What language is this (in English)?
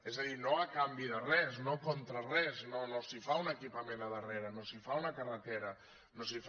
Catalan